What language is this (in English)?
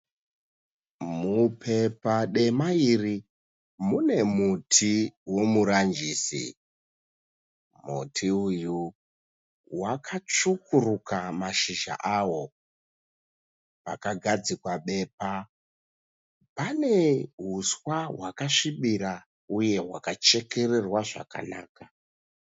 Shona